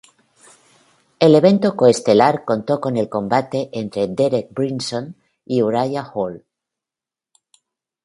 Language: Spanish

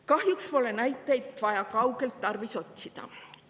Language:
Estonian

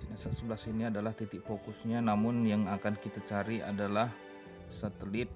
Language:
Indonesian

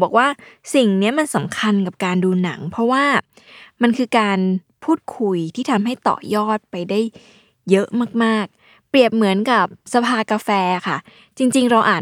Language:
Thai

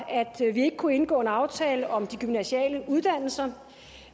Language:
Danish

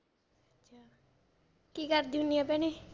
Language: Punjabi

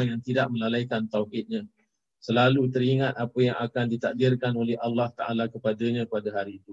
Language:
Malay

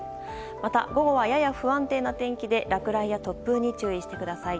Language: Japanese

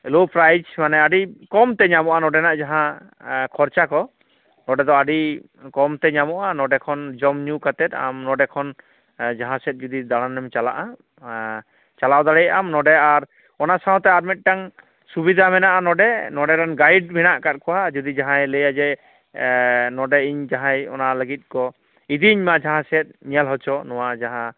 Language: Santali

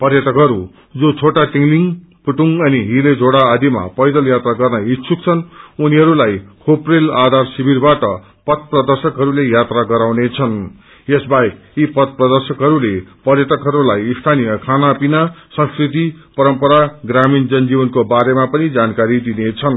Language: Nepali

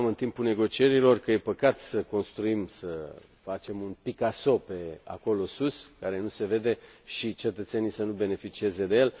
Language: Romanian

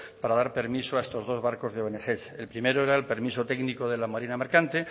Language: Spanish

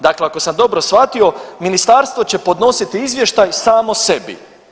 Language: Croatian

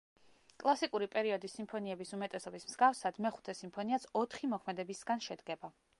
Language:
Georgian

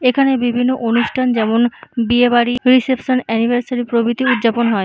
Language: Bangla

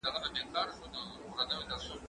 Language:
Pashto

